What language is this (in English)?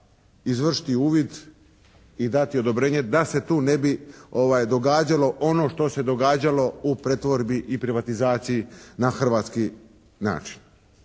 Croatian